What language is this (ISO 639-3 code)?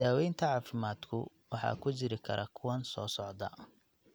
som